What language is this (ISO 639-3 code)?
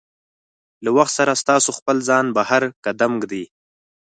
pus